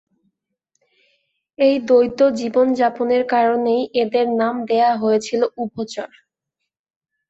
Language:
Bangla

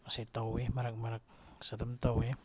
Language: Manipuri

